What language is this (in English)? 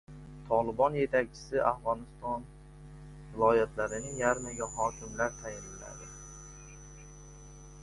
Uzbek